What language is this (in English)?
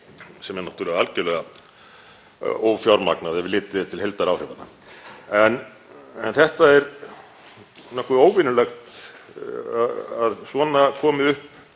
Icelandic